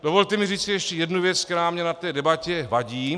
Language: Czech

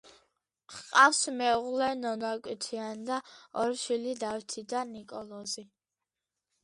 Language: Georgian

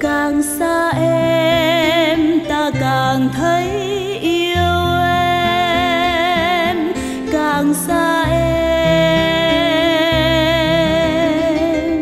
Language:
Vietnamese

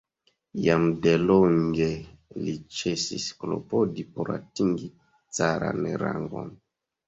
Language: Esperanto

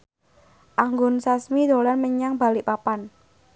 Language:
Javanese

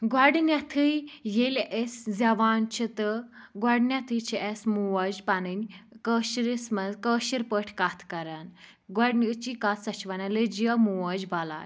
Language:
Kashmiri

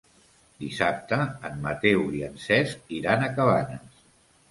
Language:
Catalan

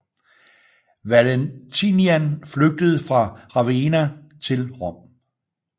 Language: Danish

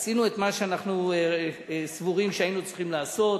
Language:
Hebrew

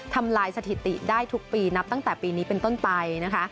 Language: Thai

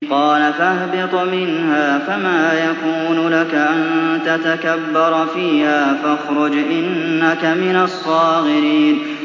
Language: Arabic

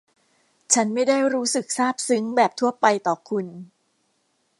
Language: Thai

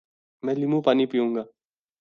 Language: Urdu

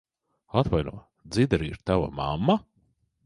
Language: Latvian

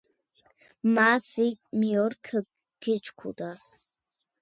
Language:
Georgian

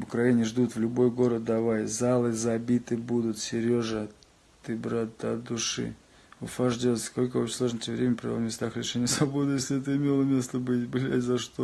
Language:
Russian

